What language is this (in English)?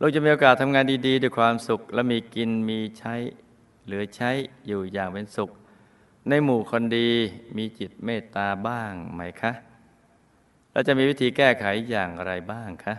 Thai